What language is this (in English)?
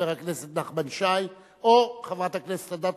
Hebrew